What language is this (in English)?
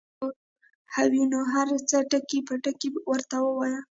Pashto